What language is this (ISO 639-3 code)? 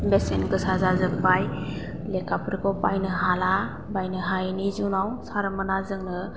brx